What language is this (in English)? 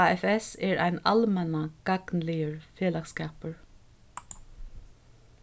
Faroese